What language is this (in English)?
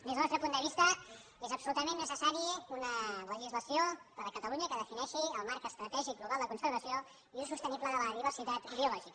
Catalan